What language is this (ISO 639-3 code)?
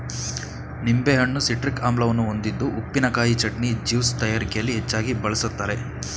kan